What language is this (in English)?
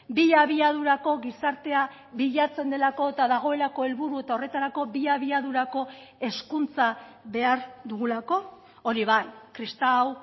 Basque